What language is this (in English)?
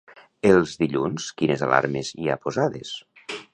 Catalan